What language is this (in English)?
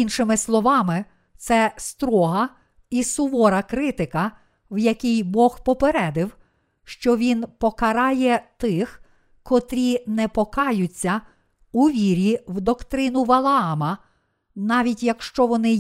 Ukrainian